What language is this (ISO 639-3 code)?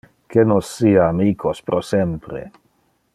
ina